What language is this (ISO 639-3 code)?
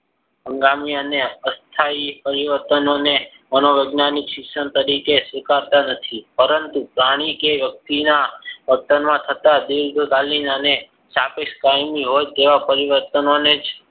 guj